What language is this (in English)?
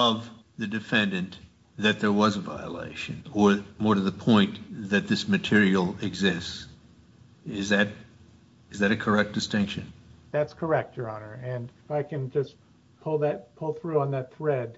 English